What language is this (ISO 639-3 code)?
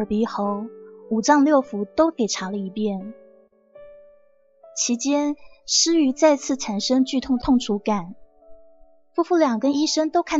zho